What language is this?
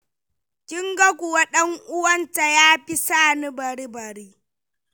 Hausa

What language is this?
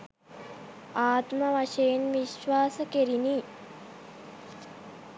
Sinhala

